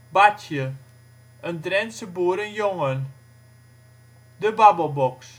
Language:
Dutch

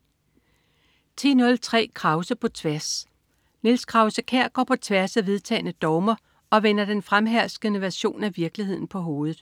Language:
Danish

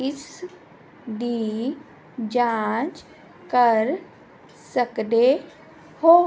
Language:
Punjabi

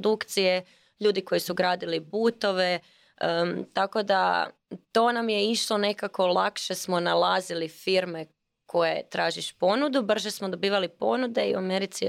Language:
Croatian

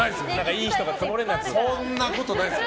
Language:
Japanese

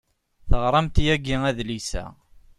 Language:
Kabyle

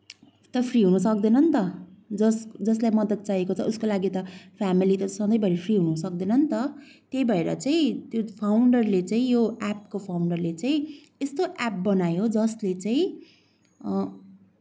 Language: Nepali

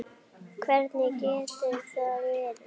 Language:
Icelandic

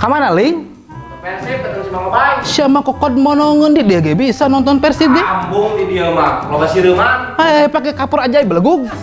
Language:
Indonesian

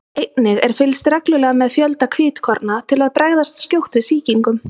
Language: Icelandic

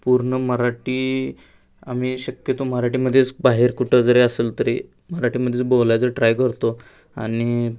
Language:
Marathi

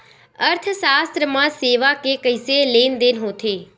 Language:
Chhattisgarhi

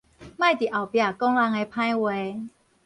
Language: Min Nan Chinese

